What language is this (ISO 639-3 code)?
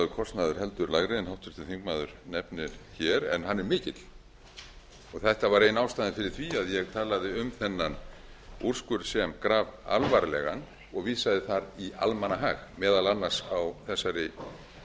isl